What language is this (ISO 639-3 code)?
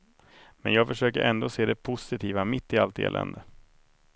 swe